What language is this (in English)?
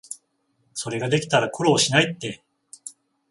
Japanese